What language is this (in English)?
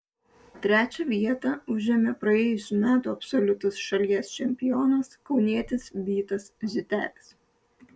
Lithuanian